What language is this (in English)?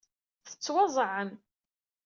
Kabyle